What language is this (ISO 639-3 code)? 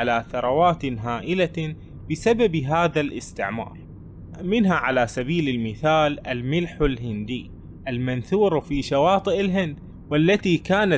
ara